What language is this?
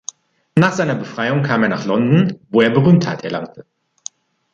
German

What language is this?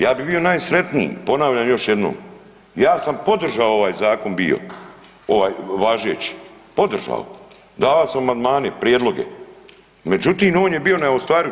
Croatian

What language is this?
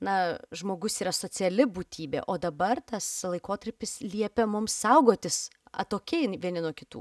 Lithuanian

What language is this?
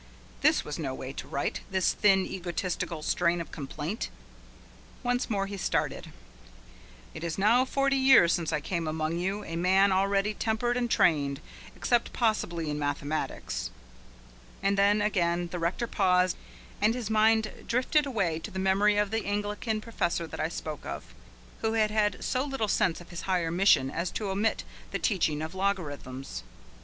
English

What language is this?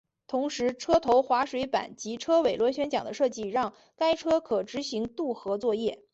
Chinese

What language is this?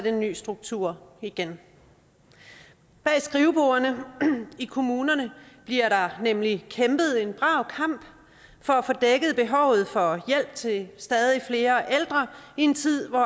Danish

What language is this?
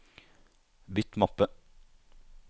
Norwegian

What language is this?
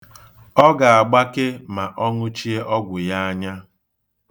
Igbo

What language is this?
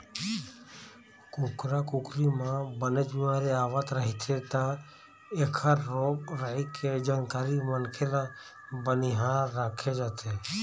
Chhattisgarhi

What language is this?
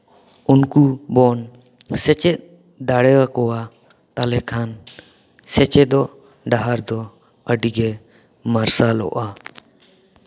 Santali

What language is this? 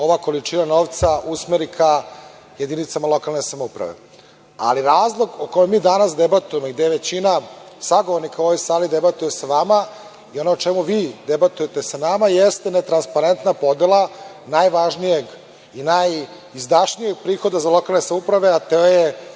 Serbian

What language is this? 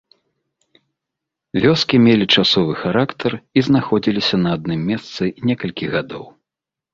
Belarusian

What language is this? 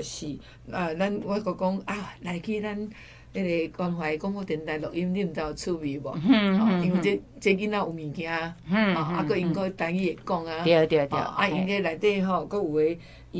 Chinese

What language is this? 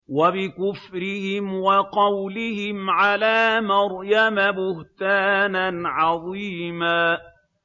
Arabic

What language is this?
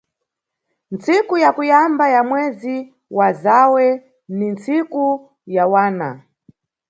Nyungwe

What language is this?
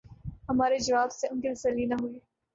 Urdu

